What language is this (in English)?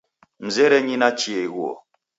Taita